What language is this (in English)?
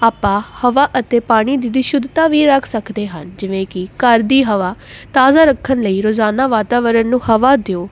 Punjabi